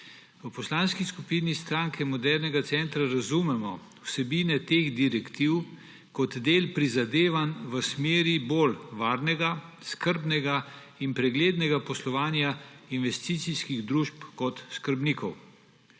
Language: Slovenian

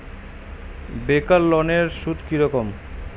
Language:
Bangla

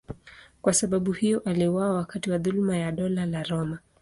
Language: Swahili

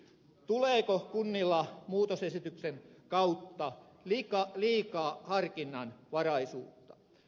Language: Finnish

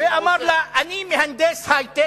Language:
Hebrew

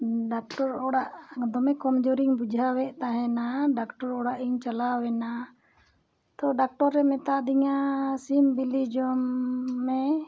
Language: Santali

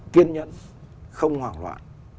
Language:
Vietnamese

